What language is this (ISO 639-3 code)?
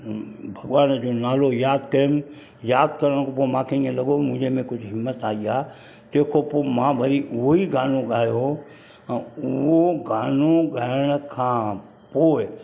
snd